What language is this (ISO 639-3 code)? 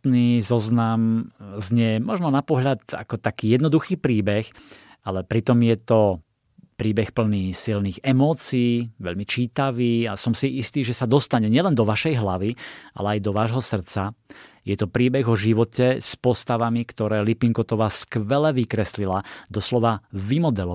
slk